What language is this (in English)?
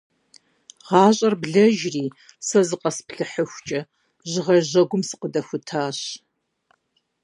Kabardian